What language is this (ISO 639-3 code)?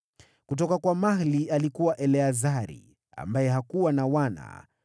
swa